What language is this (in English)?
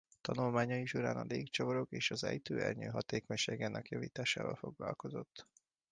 Hungarian